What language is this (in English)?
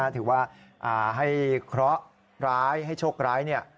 Thai